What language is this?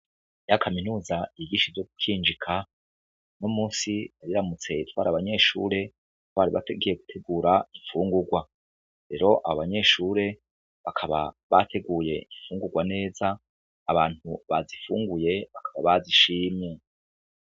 Rundi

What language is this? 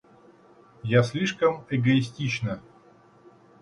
Russian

